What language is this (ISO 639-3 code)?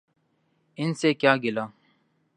urd